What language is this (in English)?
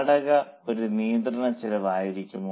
Malayalam